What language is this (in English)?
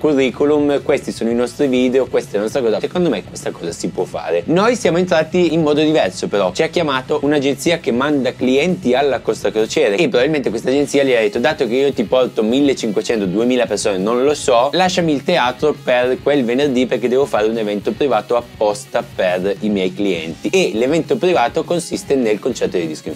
Italian